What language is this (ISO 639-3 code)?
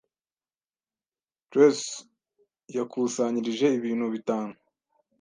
kin